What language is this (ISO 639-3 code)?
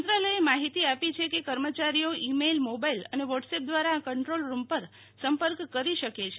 guj